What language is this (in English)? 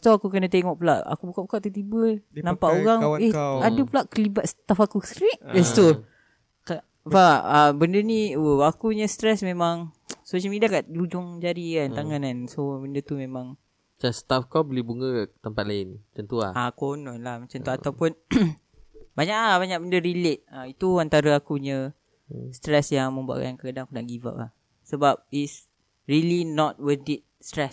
Malay